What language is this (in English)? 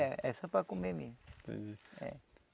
Portuguese